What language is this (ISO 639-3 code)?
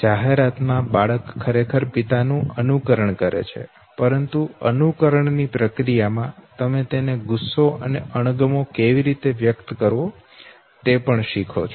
guj